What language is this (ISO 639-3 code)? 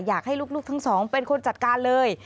tha